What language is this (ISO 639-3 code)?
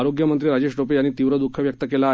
mar